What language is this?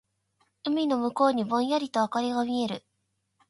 Japanese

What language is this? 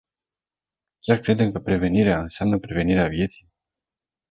Romanian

